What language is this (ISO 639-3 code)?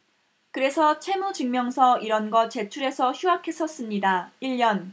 kor